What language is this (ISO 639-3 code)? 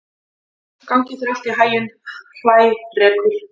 isl